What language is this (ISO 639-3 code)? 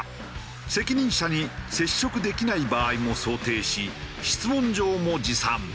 jpn